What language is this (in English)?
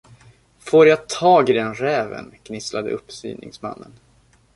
Swedish